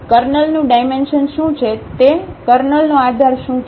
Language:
Gujarati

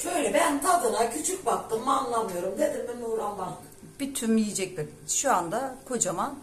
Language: Turkish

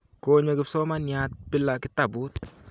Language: Kalenjin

